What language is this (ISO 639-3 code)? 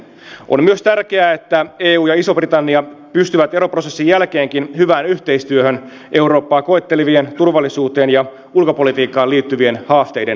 fin